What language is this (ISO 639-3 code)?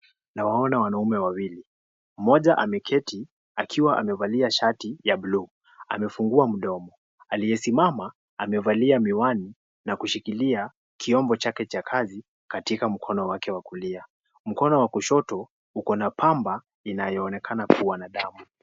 swa